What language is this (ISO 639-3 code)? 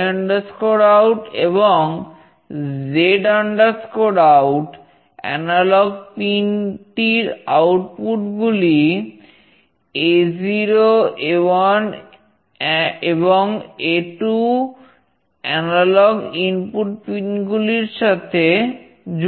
ben